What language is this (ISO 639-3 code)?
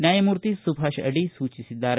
kan